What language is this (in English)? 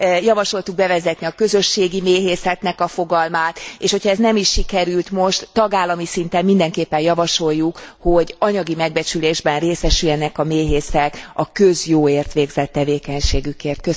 Hungarian